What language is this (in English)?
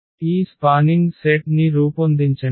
Telugu